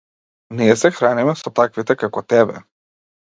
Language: Macedonian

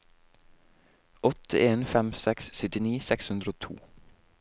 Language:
Norwegian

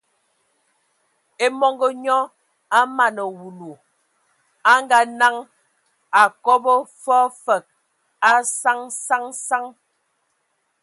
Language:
Ewondo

